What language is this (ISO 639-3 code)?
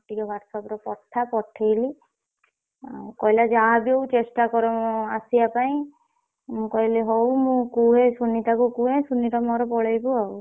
ori